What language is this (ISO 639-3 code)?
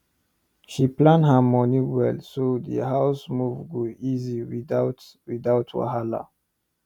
pcm